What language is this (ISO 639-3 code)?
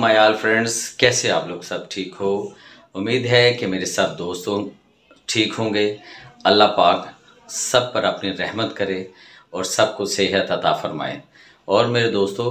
hin